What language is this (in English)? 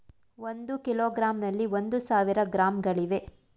Kannada